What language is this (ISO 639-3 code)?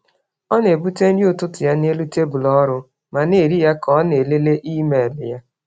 ibo